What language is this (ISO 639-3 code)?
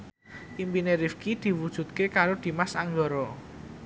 jav